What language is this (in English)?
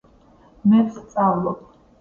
Georgian